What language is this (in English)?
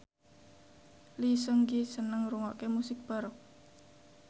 Javanese